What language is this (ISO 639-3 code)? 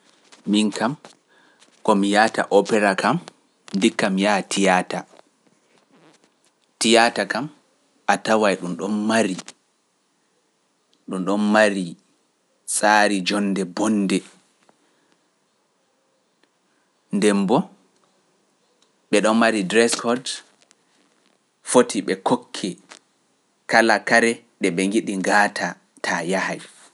fuf